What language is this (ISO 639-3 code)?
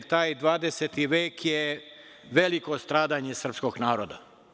srp